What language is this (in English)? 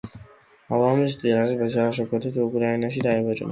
Georgian